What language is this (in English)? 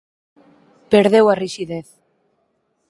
Galician